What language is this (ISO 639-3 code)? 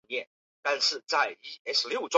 zho